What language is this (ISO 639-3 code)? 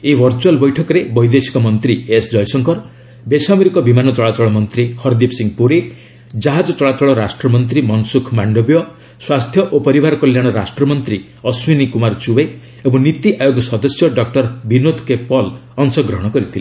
ori